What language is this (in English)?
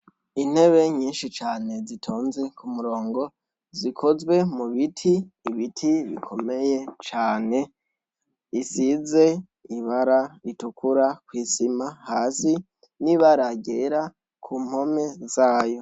Rundi